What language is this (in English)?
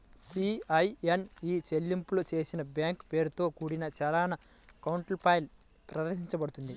Telugu